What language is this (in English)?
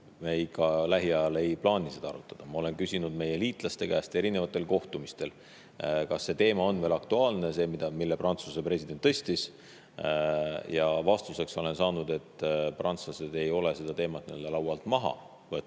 Estonian